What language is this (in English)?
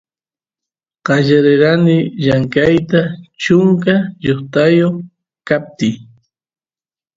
Santiago del Estero Quichua